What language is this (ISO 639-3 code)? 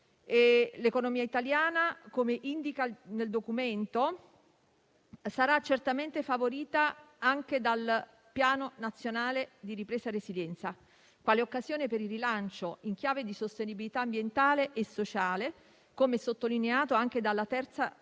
ita